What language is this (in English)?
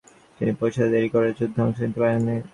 Bangla